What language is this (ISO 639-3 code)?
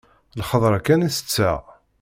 kab